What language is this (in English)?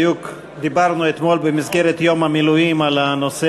Hebrew